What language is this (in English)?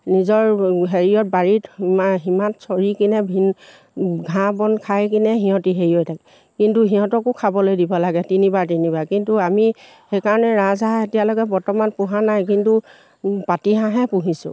Assamese